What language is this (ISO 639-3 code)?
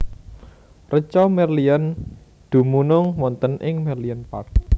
jav